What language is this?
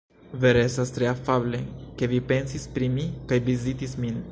Esperanto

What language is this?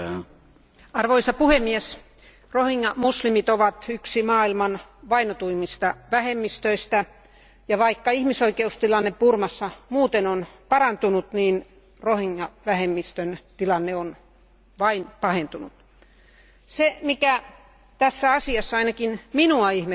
Finnish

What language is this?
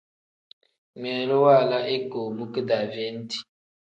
Tem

